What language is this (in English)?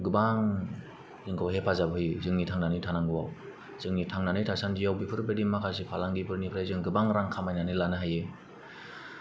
Bodo